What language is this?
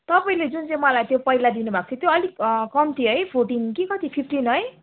Nepali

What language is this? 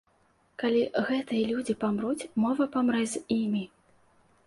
Belarusian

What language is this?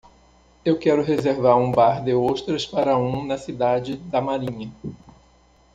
Portuguese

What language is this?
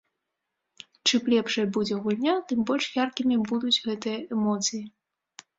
Belarusian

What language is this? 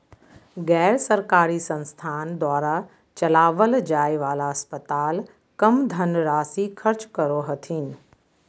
Magahi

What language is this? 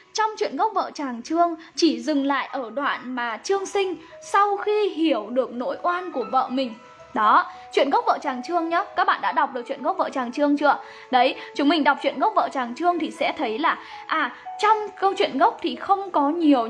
Vietnamese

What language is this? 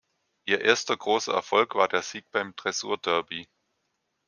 German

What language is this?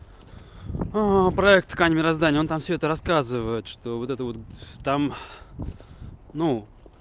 Russian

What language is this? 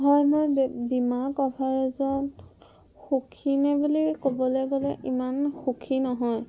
Assamese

